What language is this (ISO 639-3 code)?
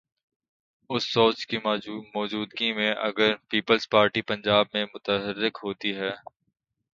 urd